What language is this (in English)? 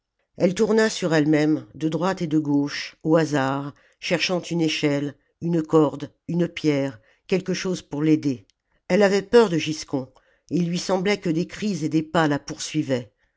French